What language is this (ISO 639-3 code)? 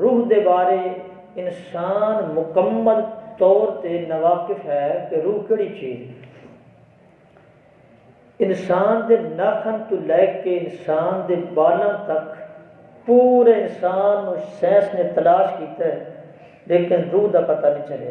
urd